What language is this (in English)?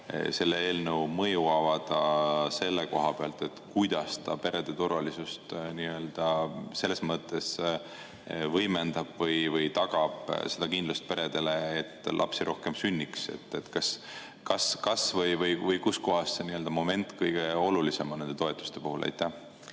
Estonian